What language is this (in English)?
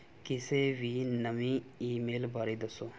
Punjabi